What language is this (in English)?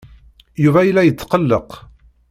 Kabyle